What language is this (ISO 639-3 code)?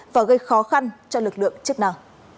vie